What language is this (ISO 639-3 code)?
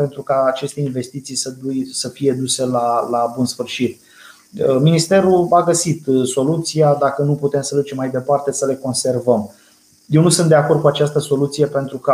ron